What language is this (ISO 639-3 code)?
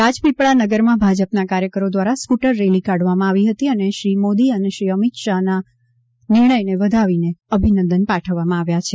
guj